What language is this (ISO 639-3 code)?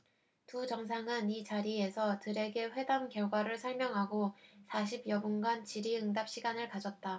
kor